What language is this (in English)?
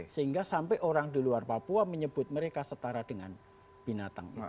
Indonesian